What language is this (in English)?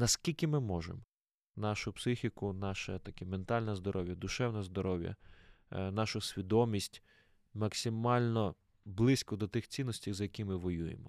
Ukrainian